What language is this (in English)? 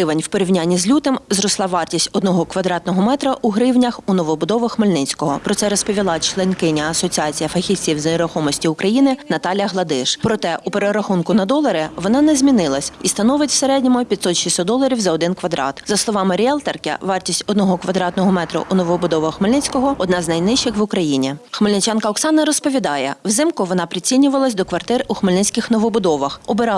Ukrainian